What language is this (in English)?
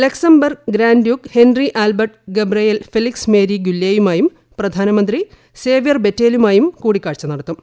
Malayalam